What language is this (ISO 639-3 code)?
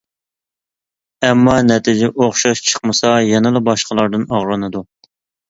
uig